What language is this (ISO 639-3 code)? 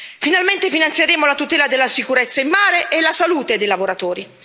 ita